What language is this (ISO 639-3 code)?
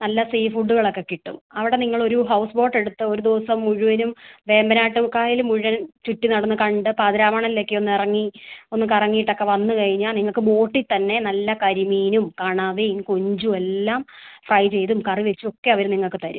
mal